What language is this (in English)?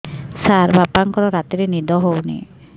Odia